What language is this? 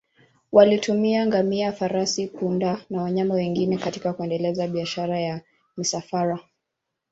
Swahili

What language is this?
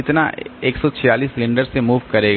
Hindi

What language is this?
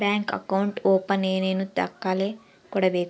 Kannada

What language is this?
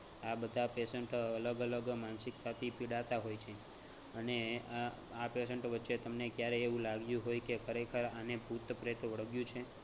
Gujarati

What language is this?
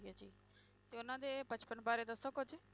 Punjabi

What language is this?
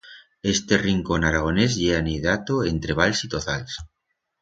Aragonese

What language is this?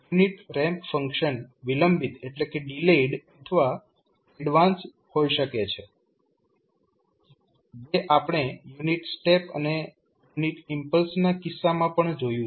Gujarati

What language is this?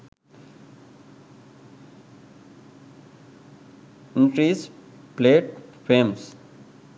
Sinhala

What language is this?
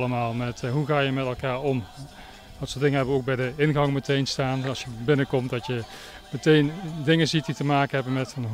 Dutch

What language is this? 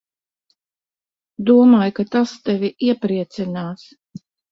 Latvian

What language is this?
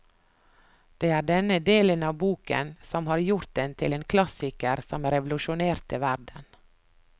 Norwegian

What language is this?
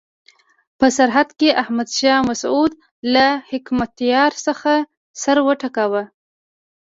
Pashto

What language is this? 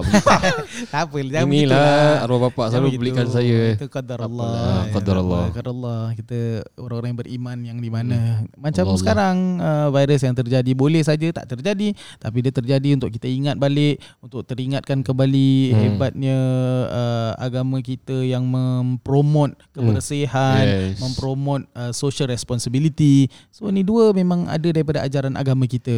Malay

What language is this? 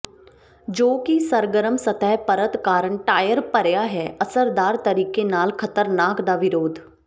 Punjabi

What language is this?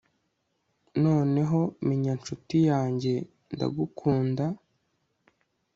Kinyarwanda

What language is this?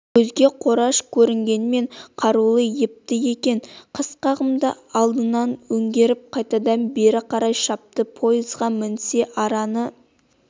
Kazakh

